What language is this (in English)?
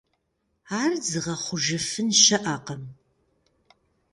Kabardian